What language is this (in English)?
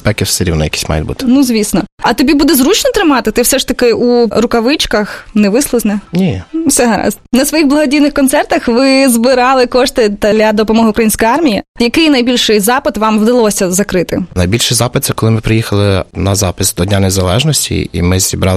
Ukrainian